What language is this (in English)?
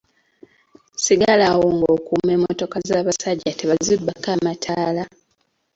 Ganda